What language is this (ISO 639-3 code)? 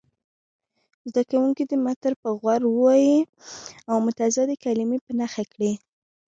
pus